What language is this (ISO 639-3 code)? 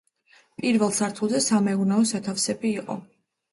kat